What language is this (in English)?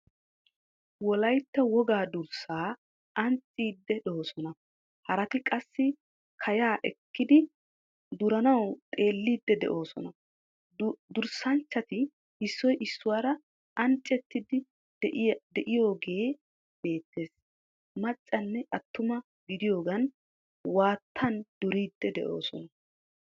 Wolaytta